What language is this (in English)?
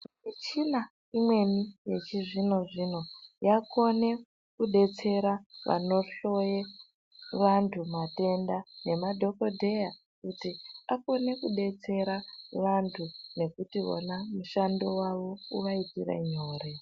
Ndau